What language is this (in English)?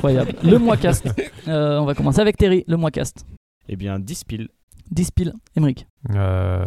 French